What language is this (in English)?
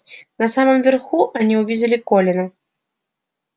Russian